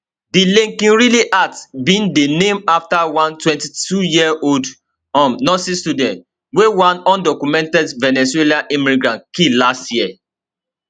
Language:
Nigerian Pidgin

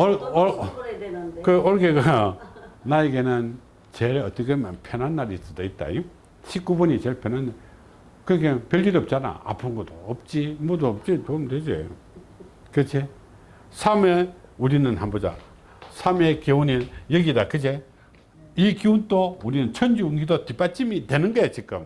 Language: Korean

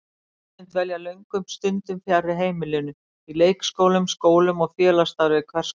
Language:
Icelandic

